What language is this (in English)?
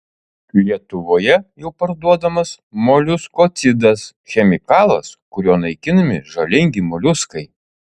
Lithuanian